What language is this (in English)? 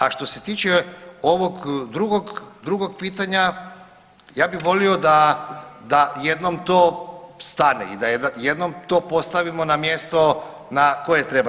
Croatian